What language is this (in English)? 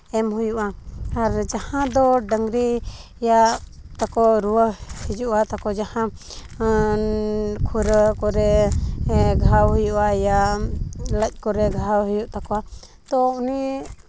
Santali